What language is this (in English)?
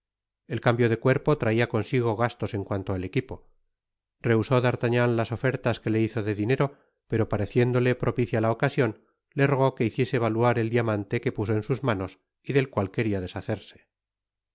Spanish